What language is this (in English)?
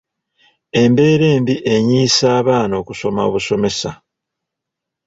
Ganda